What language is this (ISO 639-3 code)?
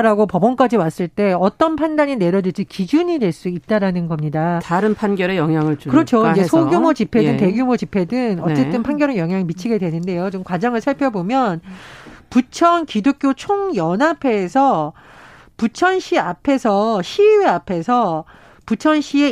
kor